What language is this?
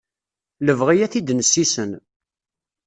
Kabyle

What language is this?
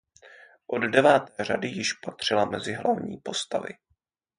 Czech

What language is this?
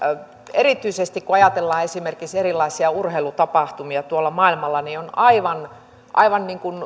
Finnish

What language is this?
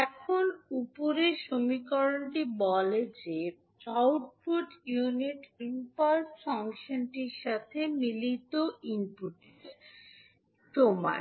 Bangla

